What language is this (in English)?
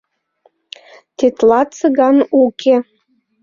Mari